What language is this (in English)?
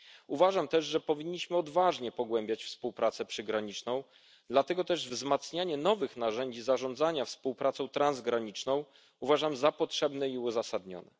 Polish